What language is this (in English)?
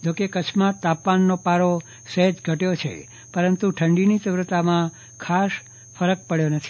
Gujarati